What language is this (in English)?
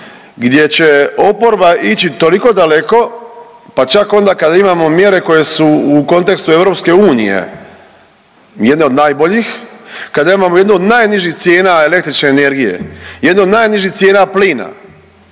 Croatian